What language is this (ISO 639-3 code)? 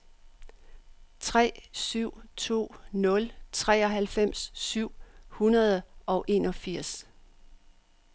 dan